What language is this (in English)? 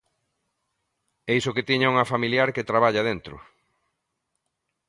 Galician